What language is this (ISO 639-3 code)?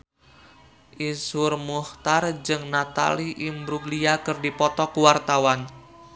sun